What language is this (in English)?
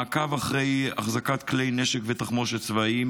Hebrew